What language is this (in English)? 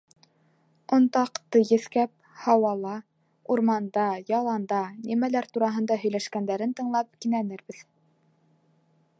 Bashkir